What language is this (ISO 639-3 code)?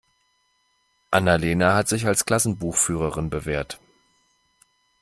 deu